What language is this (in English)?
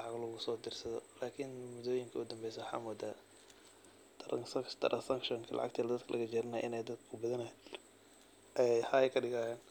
Somali